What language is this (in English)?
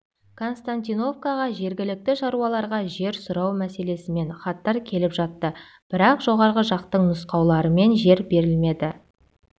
Kazakh